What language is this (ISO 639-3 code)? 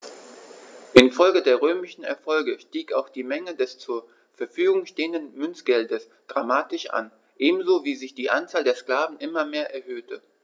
deu